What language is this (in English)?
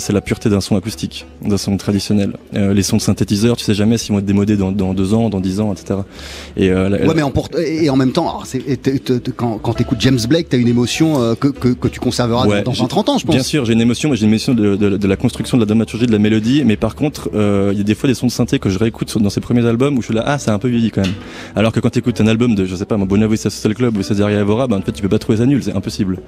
French